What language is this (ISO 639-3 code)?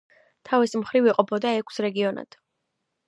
kat